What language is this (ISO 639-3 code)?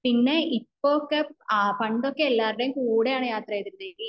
mal